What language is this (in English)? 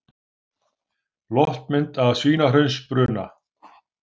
Icelandic